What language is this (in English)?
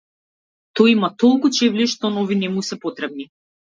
Macedonian